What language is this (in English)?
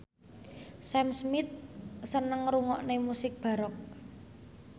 Javanese